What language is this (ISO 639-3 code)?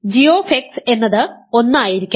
mal